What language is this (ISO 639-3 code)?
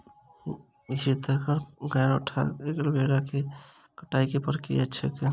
mai